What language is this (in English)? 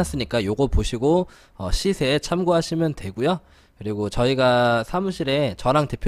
Korean